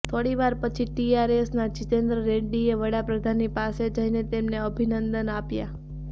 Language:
Gujarati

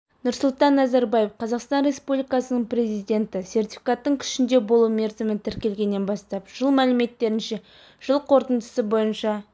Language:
Kazakh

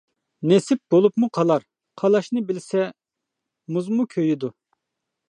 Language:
Uyghur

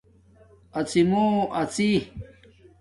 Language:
Domaaki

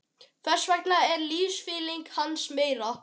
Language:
Icelandic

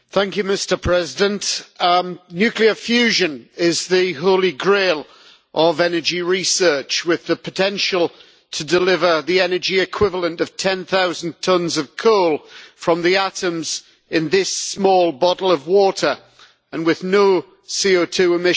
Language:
English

